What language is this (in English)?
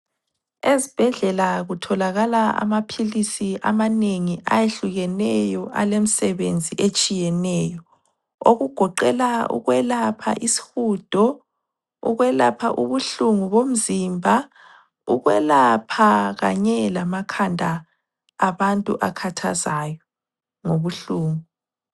North Ndebele